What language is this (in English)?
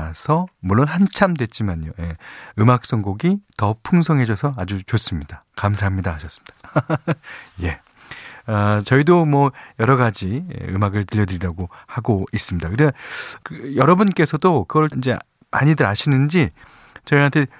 Korean